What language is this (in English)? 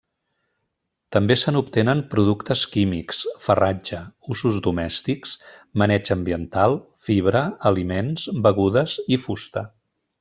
Catalan